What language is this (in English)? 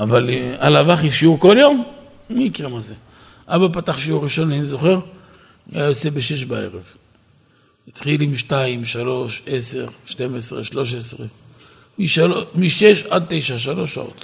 Hebrew